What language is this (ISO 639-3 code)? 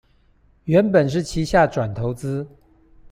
zho